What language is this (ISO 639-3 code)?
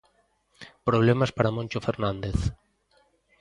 glg